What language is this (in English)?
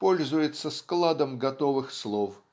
Russian